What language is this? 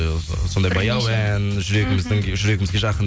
Kazakh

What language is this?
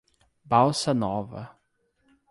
Portuguese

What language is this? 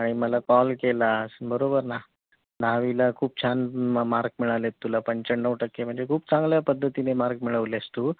Marathi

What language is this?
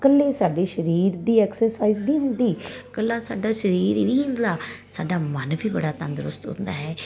Punjabi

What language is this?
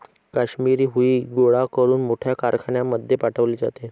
Marathi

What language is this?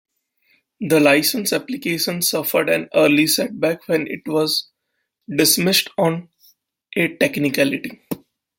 English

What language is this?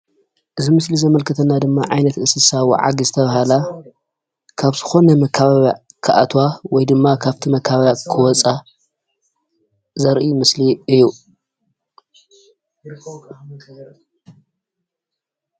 Tigrinya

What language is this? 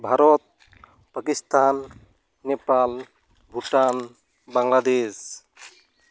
Santali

